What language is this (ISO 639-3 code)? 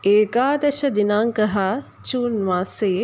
san